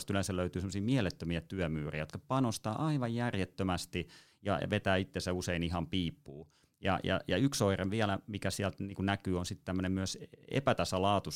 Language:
Finnish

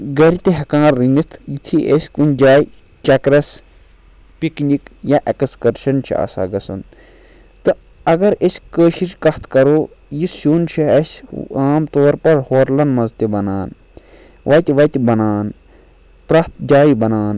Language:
Kashmiri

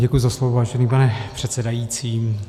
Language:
Czech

